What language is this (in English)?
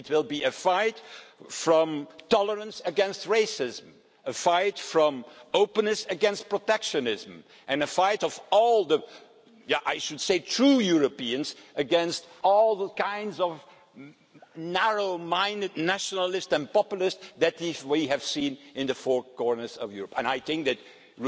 English